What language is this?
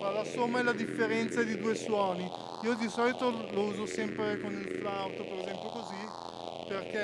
Italian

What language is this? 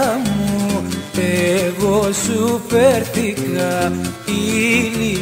Greek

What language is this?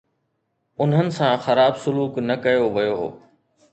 Sindhi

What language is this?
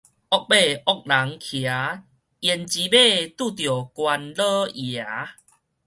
Min Nan Chinese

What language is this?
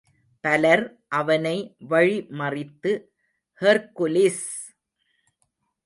Tamil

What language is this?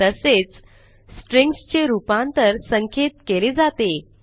Marathi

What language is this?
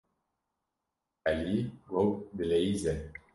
Kurdish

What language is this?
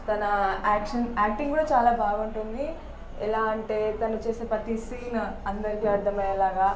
Telugu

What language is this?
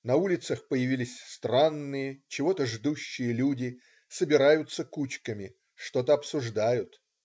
Russian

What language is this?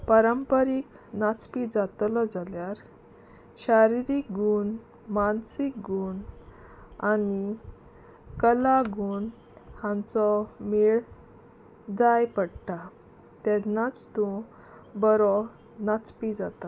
Konkani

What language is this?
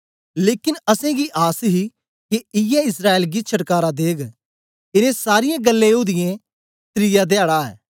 Dogri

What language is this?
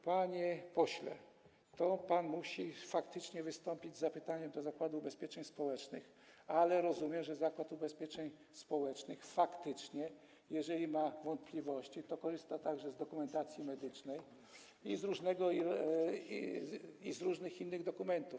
Polish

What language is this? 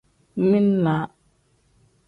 Tem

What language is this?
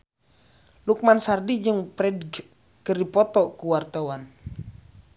Sundanese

